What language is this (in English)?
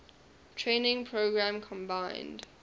English